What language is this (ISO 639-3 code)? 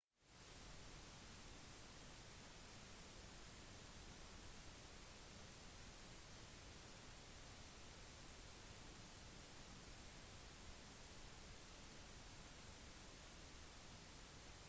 nob